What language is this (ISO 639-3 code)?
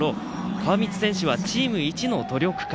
jpn